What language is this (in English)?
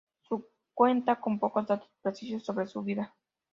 Spanish